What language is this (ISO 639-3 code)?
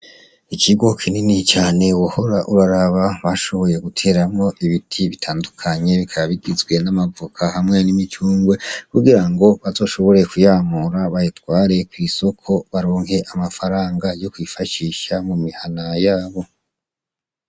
run